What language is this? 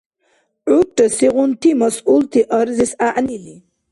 Dargwa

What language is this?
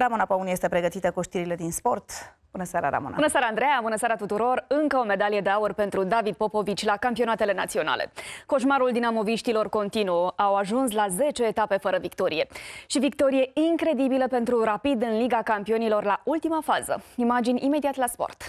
Romanian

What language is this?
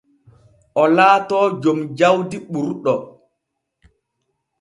Borgu Fulfulde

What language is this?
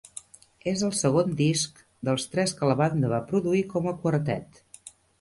Catalan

